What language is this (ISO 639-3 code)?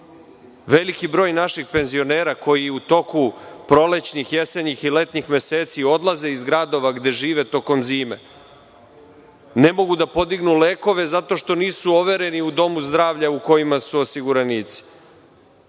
srp